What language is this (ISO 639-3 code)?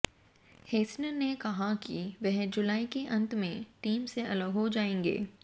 hin